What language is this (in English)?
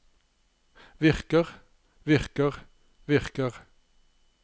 Norwegian